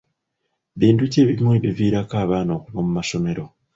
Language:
Ganda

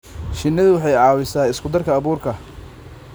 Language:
Somali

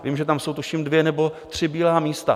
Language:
Czech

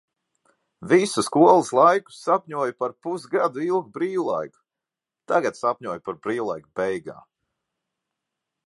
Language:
Latvian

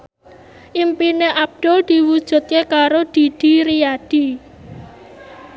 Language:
Javanese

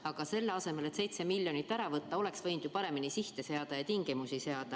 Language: Estonian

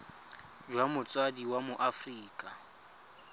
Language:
Tswana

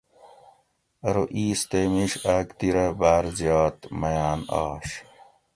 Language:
Gawri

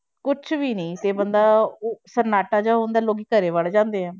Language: Punjabi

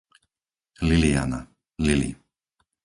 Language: Slovak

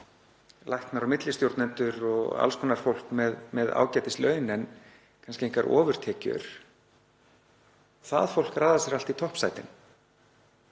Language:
Icelandic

